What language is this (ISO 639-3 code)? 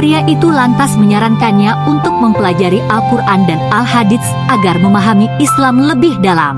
ind